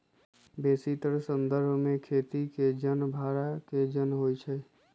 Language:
Magahi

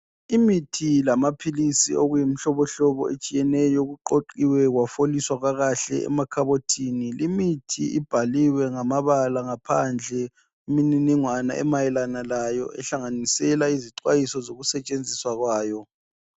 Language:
North Ndebele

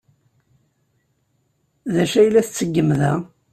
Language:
Kabyle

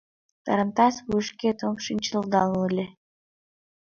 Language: Mari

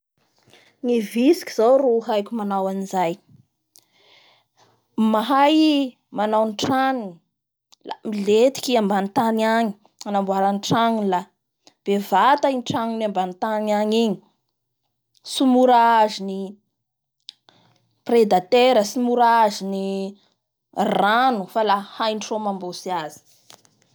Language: Bara Malagasy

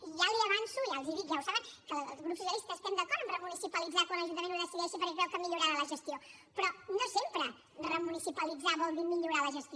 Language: Catalan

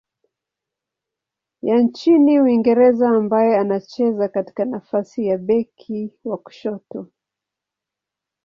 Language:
Swahili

